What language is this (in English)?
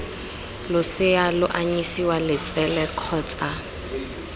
Tswana